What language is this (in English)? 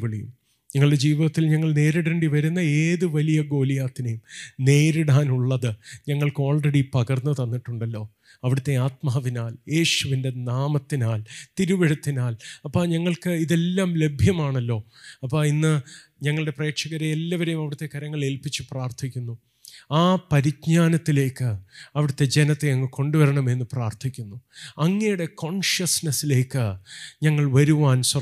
Malayalam